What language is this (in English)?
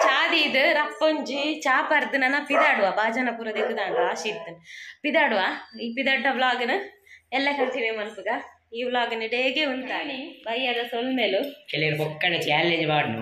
Kannada